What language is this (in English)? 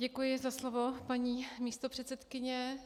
Czech